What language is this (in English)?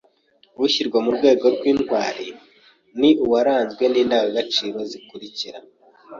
Kinyarwanda